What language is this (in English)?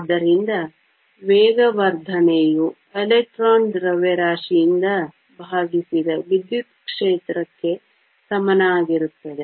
Kannada